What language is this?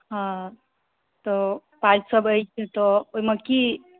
Maithili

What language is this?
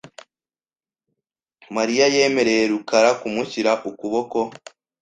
Kinyarwanda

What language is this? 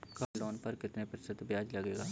Hindi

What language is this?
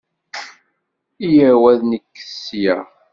Kabyle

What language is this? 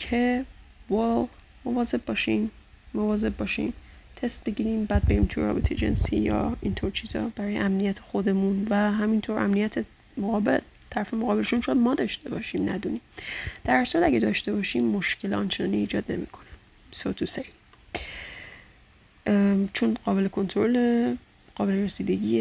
Persian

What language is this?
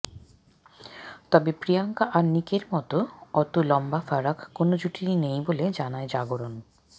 Bangla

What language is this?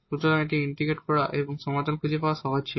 Bangla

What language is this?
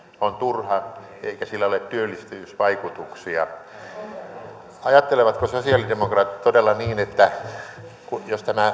Finnish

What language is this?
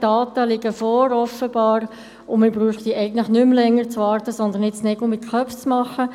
Swiss German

